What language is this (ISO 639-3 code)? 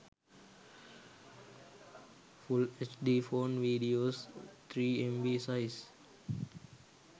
sin